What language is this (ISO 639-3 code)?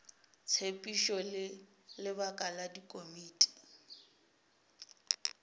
nso